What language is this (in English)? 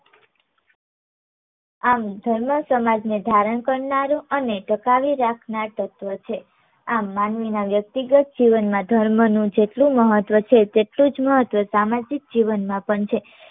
Gujarati